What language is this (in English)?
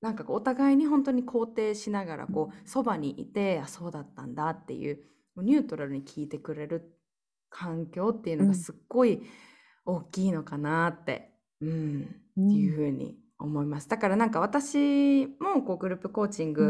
Japanese